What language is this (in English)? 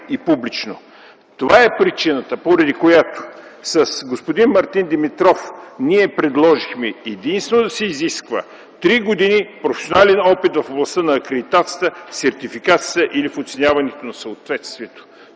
Bulgarian